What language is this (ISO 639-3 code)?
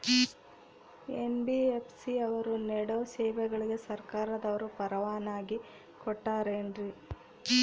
kan